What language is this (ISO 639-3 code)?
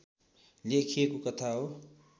nep